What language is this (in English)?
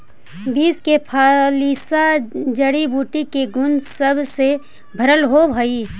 Magahi